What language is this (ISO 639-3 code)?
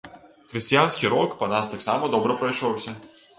bel